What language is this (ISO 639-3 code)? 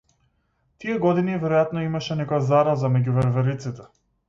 mkd